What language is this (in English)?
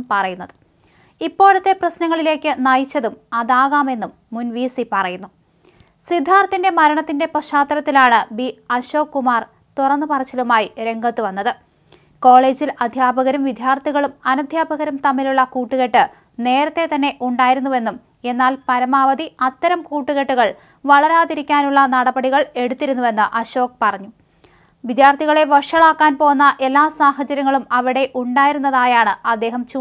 Malayalam